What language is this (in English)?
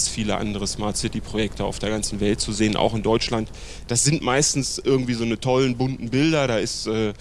German